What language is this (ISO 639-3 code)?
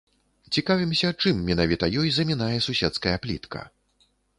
bel